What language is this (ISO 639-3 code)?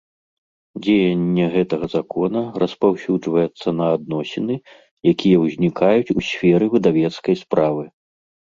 bel